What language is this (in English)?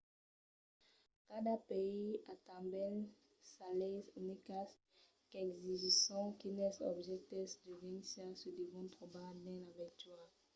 Occitan